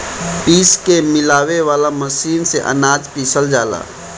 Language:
Bhojpuri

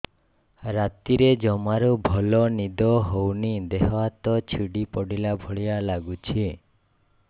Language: Odia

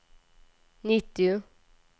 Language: Swedish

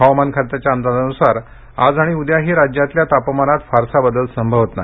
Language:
Marathi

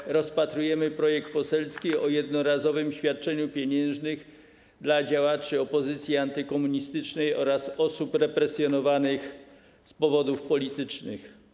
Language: Polish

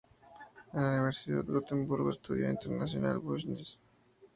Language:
Spanish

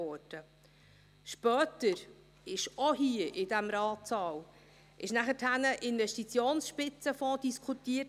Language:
Swiss German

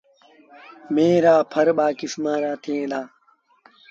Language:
Sindhi Bhil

